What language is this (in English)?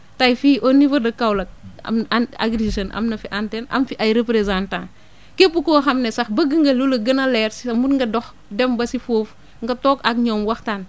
Wolof